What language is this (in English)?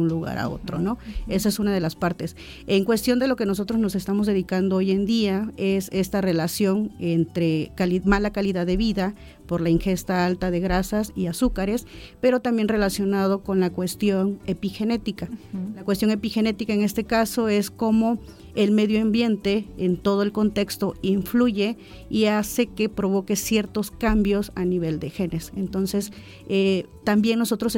Spanish